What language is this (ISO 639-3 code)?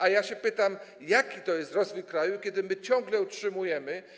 pol